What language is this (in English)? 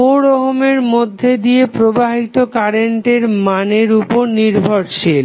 Bangla